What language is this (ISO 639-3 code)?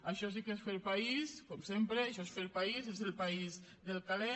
cat